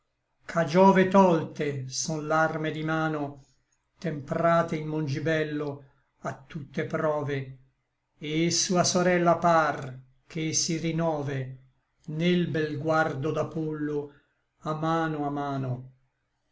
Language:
Italian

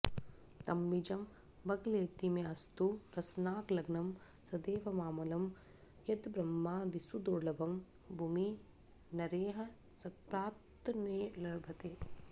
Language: Sanskrit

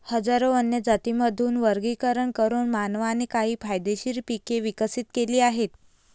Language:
Marathi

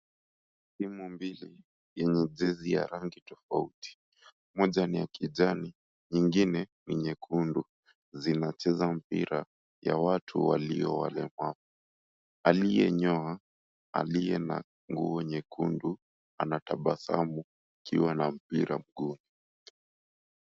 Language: Swahili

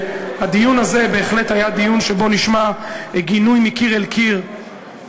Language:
Hebrew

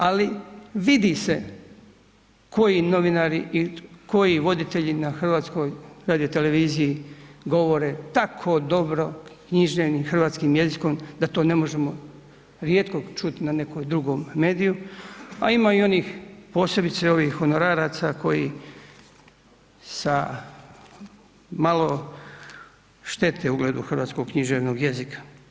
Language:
Croatian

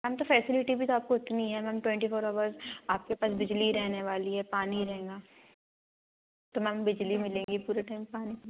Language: Hindi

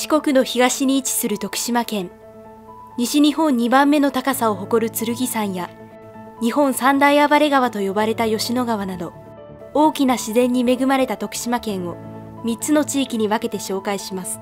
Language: Japanese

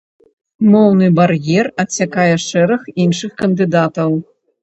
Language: Belarusian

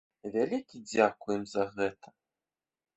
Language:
Belarusian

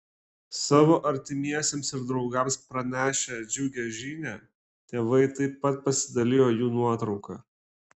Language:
Lithuanian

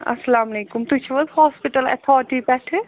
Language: Kashmiri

